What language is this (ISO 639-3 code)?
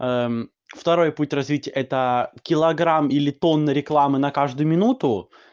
rus